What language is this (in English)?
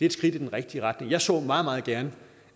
Danish